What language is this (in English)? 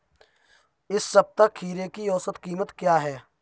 Hindi